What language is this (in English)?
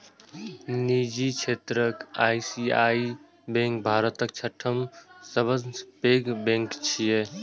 Maithili